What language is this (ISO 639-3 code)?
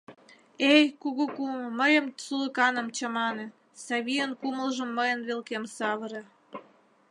chm